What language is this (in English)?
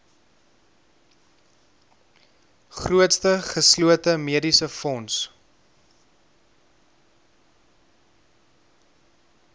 Afrikaans